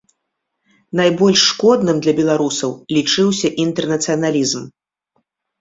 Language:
Belarusian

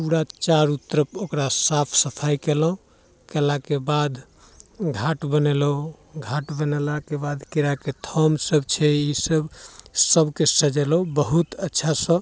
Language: Maithili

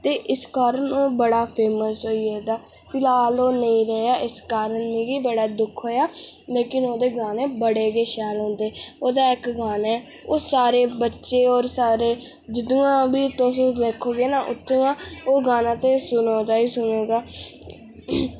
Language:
Dogri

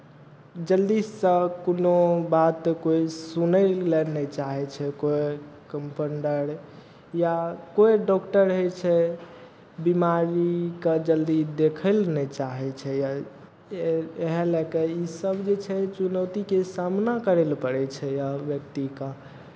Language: Maithili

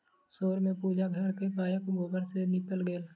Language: Maithili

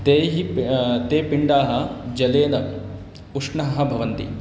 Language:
Sanskrit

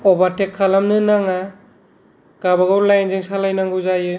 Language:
Bodo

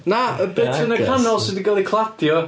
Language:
Welsh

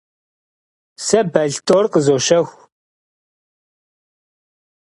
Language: Kabardian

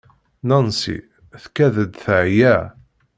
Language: Kabyle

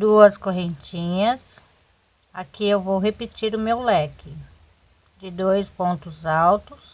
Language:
Portuguese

